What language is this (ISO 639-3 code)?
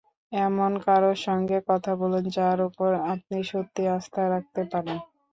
ben